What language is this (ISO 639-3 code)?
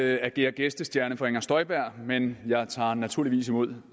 dan